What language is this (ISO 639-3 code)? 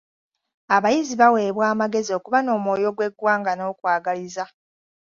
lug